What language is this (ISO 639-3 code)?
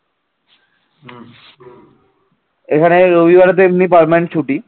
ben